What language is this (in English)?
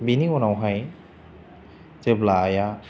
Bodo